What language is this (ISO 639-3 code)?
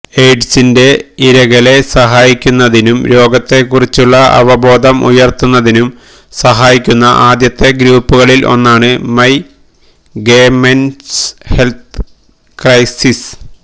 mal